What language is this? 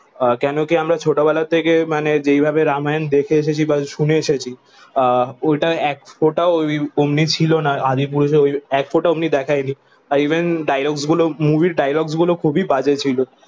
Bangla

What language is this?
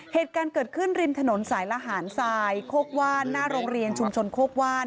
Thai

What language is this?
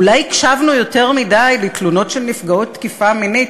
Hebrew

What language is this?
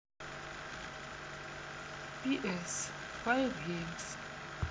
Russian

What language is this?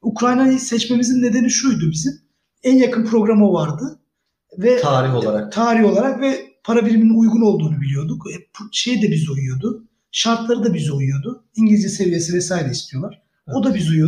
Turkish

